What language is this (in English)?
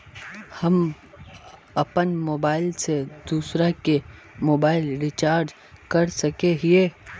Magahi